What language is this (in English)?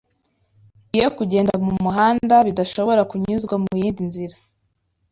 Kinyarwanda